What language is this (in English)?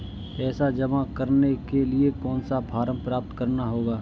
Hindi